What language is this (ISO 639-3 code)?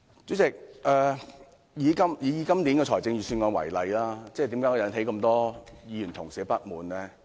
yue